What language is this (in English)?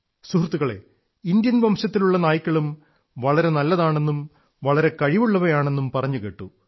Malayalam